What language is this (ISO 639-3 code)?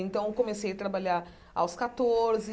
por